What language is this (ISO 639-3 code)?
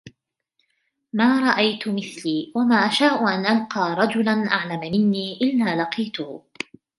ara